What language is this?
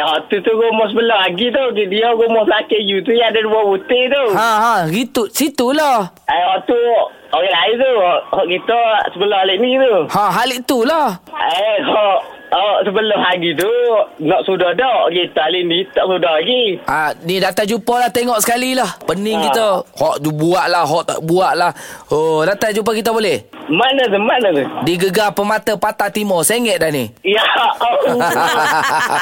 Malay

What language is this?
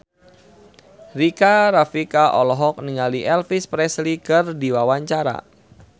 Sundanese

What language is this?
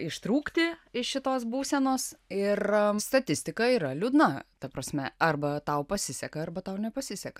Lithuanian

